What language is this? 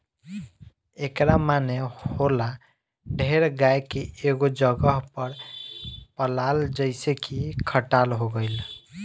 Bhojpuri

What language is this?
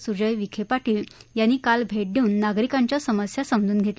Marathi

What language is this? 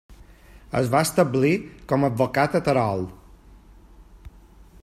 Catalan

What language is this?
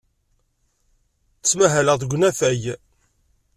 Kabyle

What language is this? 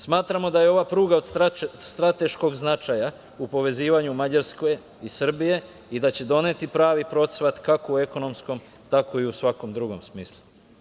Serbian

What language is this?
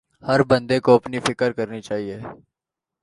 Urdu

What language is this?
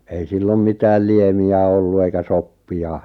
Finnish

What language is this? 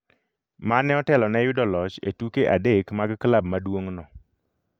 Luo (Kenya and Tanzania)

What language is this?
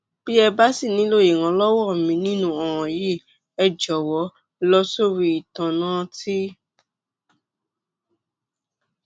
Yoruba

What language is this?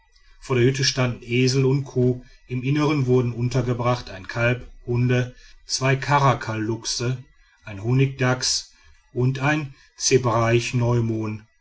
German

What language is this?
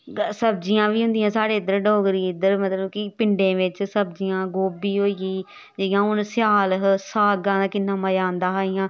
Dogri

